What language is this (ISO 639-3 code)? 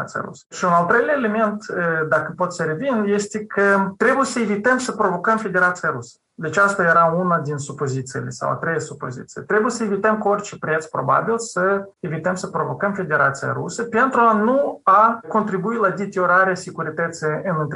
ron